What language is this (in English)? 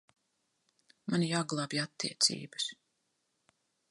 Latvian